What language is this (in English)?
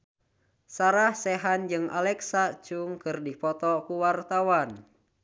Sundanese